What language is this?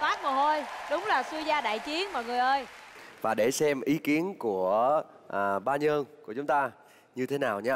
Vietnamese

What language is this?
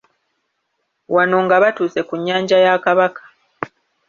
Ganda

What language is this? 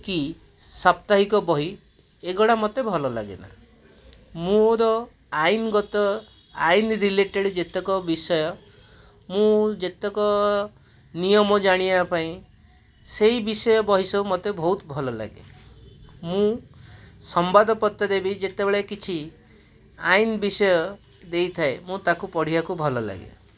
Odia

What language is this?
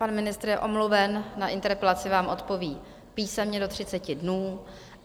Czech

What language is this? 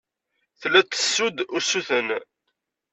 Kabyle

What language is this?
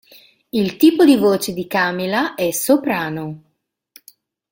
Italian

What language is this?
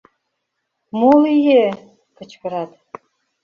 Mari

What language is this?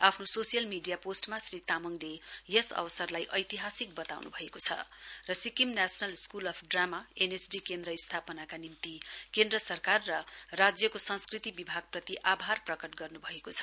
Nepali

